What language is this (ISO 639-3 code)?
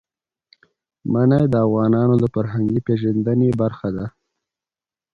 pus